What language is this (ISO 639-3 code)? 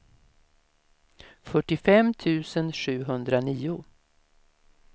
swe